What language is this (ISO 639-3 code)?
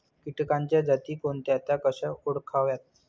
mar